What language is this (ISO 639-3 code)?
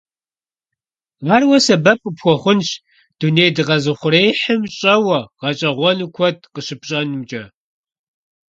kbd